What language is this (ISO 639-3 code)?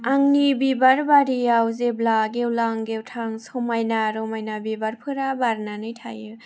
brx